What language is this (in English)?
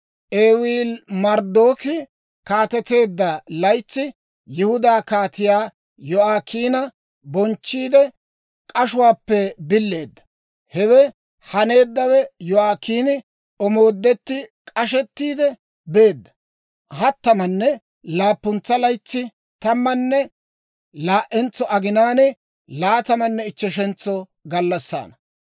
Dawro